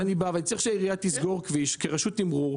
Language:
Hebrew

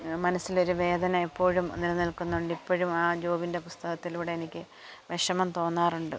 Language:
Malayalam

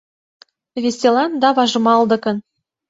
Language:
Mari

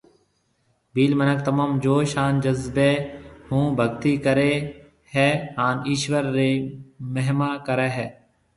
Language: Marwari (Pakistan)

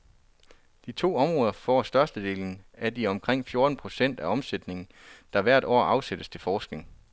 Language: Danish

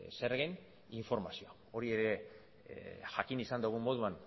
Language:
Basque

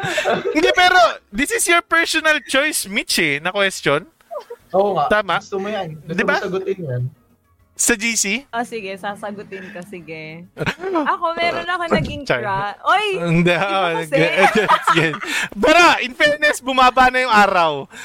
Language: Filipino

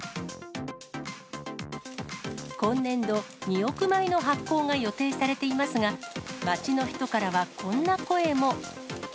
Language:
Japanese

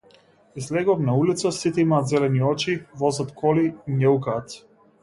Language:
Macedonian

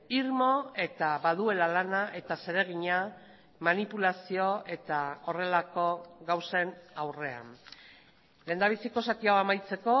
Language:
Basque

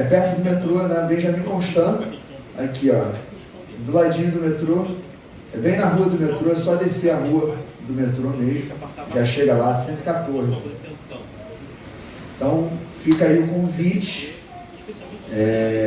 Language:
Portuguese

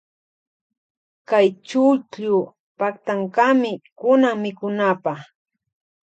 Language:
Loja Highland Quichua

